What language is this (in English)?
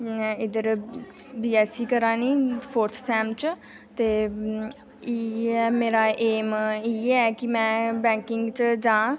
Dogri